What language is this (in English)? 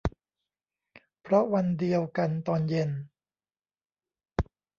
Thai